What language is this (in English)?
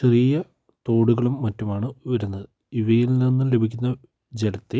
Malayalam